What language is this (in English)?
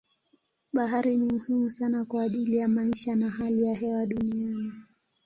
Swahili